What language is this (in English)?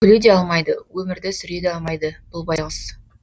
Kazakh